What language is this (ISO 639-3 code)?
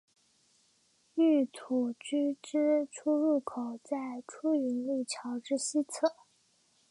zho